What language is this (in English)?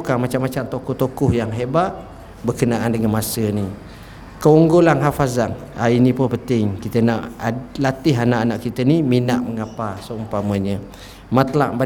Malay